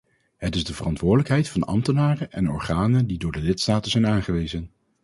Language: Dutch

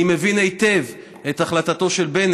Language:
Hebrew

